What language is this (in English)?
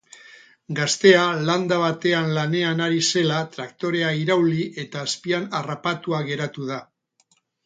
Basque